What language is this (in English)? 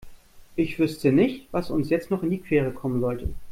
German